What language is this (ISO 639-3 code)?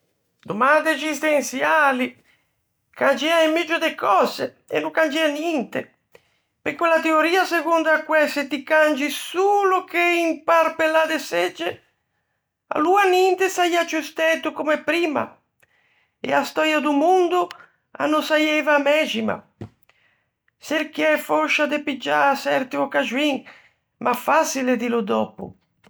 lij